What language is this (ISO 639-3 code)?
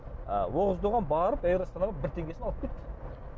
kaz